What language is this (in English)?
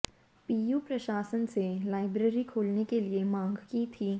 Hindi